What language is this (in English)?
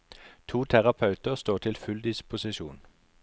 Norwegian